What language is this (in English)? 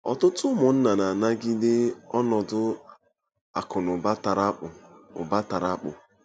Igbo